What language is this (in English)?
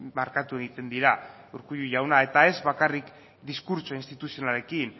Basque